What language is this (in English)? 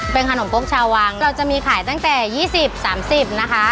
Thai